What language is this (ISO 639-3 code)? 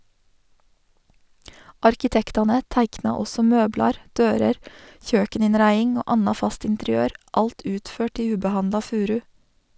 nor